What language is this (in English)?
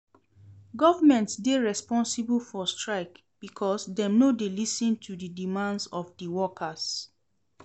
Nigerian Pidgin